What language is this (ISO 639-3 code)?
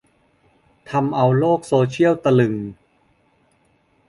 tha